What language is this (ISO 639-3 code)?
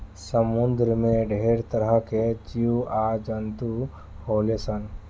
bho